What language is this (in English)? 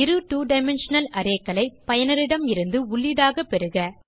Tamil